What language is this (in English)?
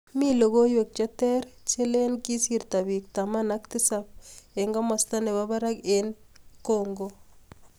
Kalenjin